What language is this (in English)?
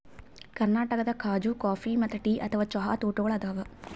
Kannada